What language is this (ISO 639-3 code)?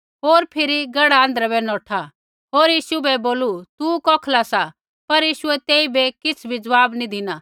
kfx